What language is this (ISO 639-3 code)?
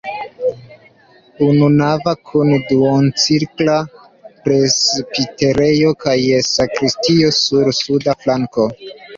epo